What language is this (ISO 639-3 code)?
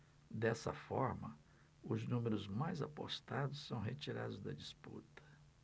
por